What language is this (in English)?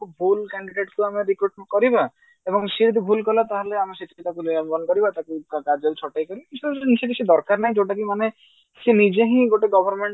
Odia